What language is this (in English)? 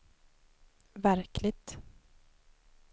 Swedish